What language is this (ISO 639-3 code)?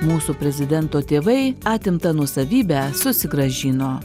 lit